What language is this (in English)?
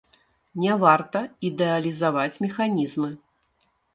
Belarusian